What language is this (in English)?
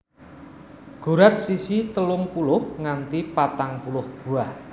Javanese